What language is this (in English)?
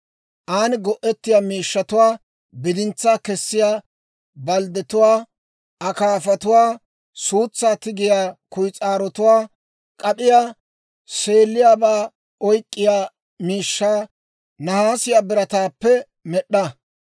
Dawro